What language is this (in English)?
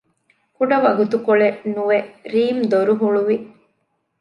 Divehi